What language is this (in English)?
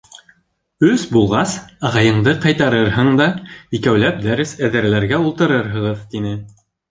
Bashkir